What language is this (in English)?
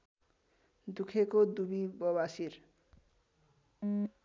Nepali